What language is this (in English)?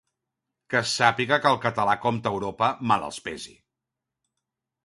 Catalan